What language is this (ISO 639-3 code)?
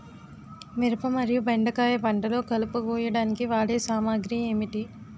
tel